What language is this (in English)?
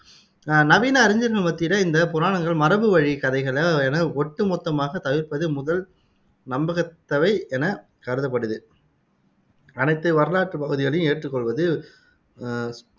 Tamil